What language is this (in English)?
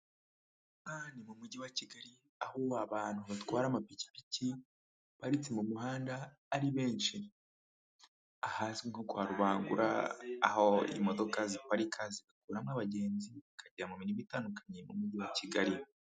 Kinyarwanda